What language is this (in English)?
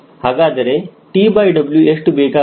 Kannada